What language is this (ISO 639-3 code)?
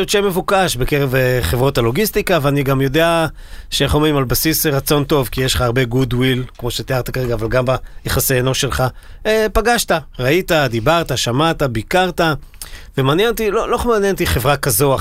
heb